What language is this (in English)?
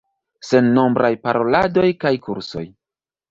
Esperanto